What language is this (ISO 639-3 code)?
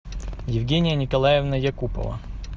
rus